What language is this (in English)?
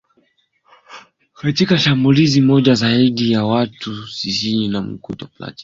Swahili